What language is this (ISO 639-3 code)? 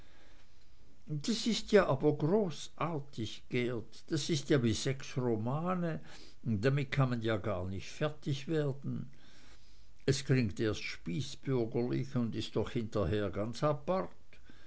deu